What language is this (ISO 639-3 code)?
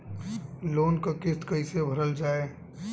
bho